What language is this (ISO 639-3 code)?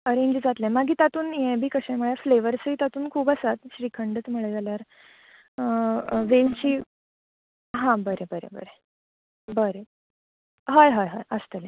kok